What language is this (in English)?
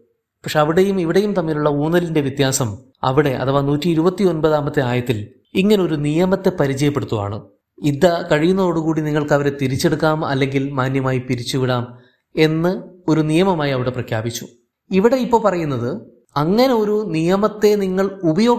Malayalam